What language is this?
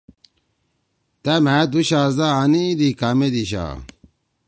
Torwali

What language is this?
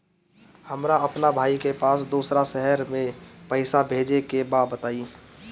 Bhojpuri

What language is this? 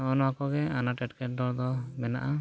Santali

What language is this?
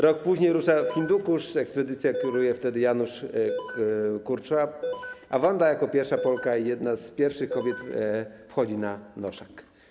Polish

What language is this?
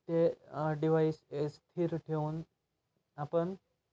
Marathi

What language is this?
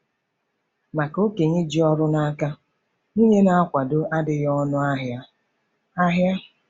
Igbo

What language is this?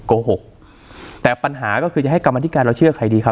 Thai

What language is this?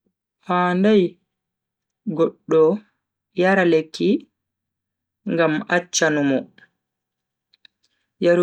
Bagirmi Fulfulde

